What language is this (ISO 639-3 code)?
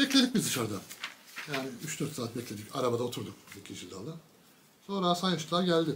tur